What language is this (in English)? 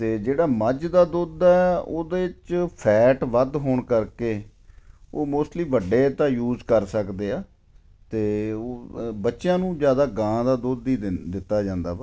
Punjabi